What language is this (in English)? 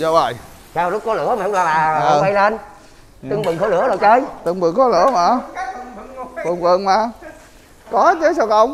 Vietnamese